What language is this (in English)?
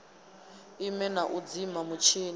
Venda